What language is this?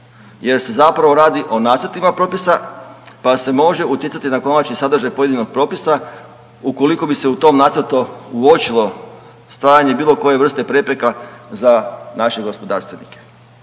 Croatian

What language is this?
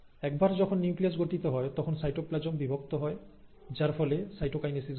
Bangla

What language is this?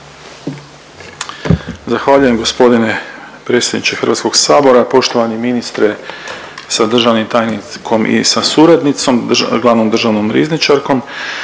Croatian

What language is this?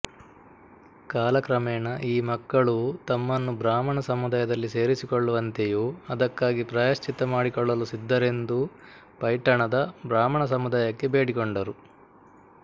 Kannada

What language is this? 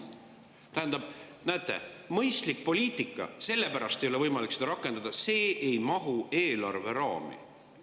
Estonian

